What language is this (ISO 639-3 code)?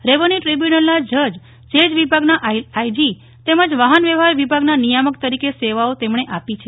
guj